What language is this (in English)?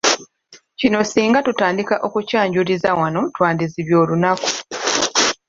Ganda